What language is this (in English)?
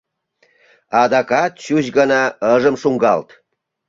Mari